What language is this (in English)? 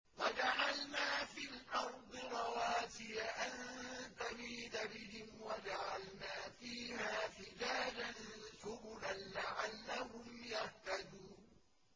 Arabic